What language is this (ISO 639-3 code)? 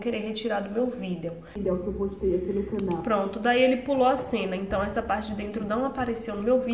por